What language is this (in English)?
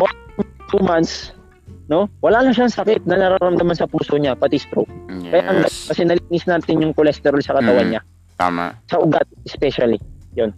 Filipino